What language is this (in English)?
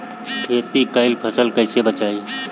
Bhojpuri